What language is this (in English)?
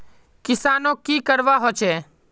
Magahi